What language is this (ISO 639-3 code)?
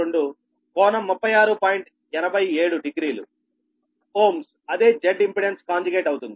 tel